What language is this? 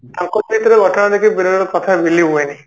Odia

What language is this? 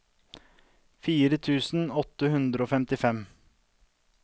Norwegian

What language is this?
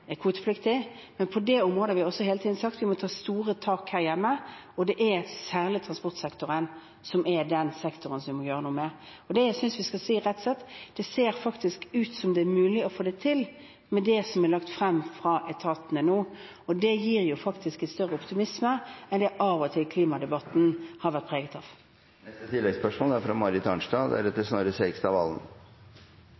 Norwegian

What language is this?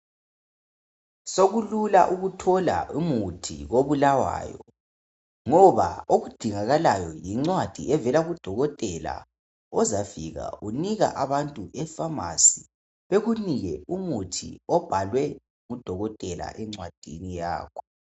North Ndebele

